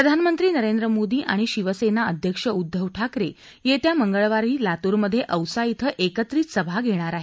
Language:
Marathi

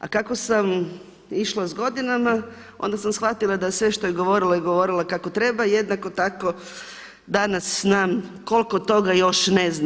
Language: Croatian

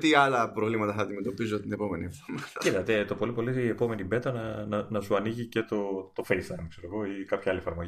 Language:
Greek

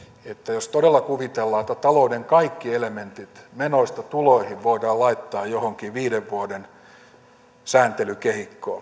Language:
Finnish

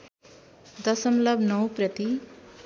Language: Nepali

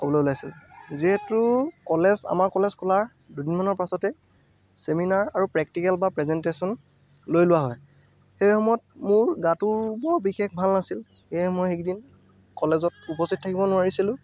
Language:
Assamese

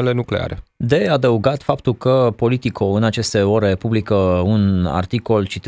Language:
Romanian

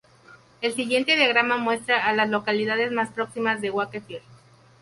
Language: Spanish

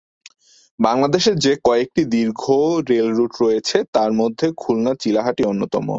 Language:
Bangla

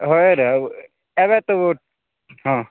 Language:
Odia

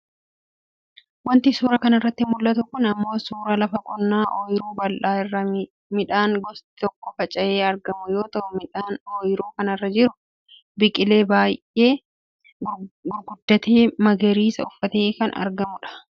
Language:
Oromo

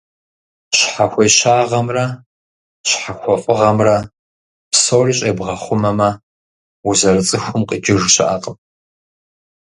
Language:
Kabardian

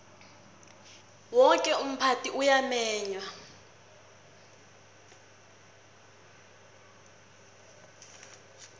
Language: South Ndebele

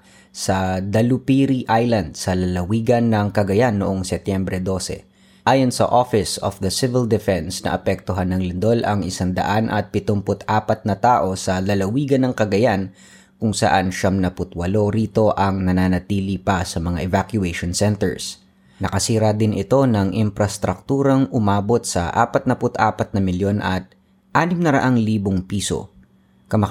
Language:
Filipino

